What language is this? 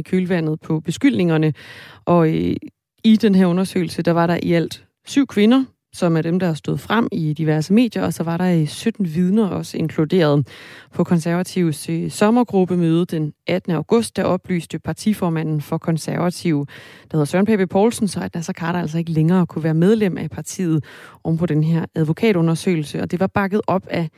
Danish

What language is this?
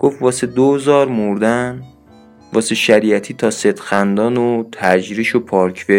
Persian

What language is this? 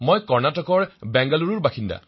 Assamese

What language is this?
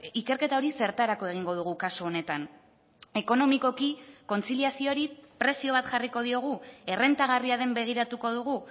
Basque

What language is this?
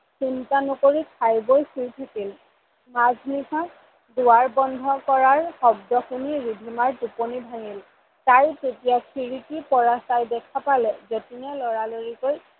Assamese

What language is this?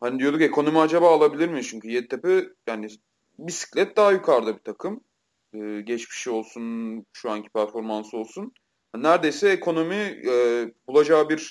Turkish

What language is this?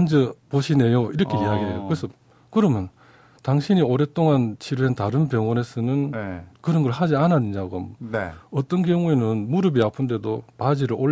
Korean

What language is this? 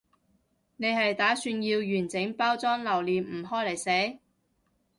Cantonese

